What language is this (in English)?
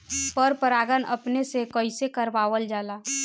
Bhojpuri